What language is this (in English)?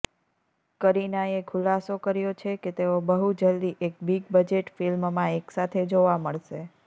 Gujarati